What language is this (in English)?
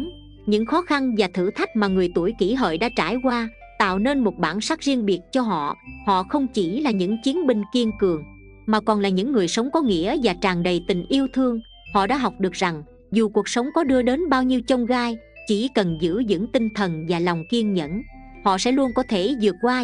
Vietnamese